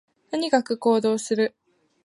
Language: Japanese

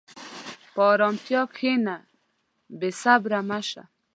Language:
Pashto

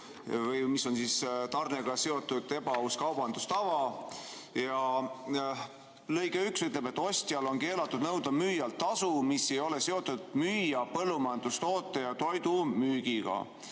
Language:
Estonian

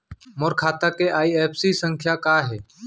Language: Chhattisgarhi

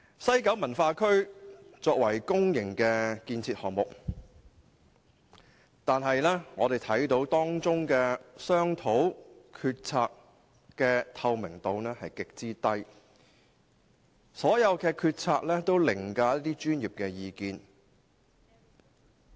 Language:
Cantonese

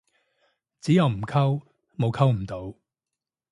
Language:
Cantonese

